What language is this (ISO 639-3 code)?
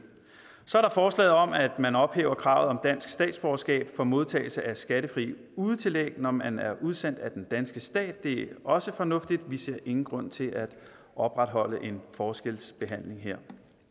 dan